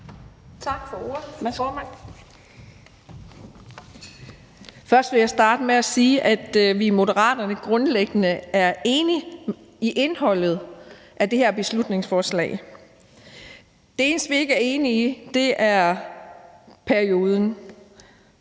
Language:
Danish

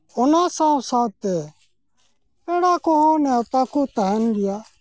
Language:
Santali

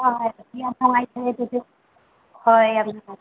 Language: Manipuri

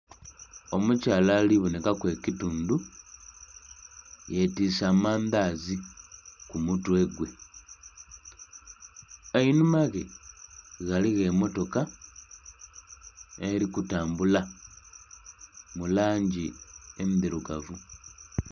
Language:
Soga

